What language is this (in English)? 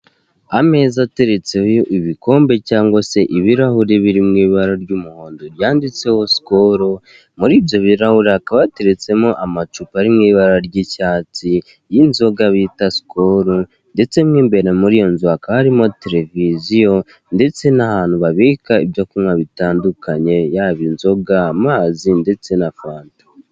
Kinyarwanda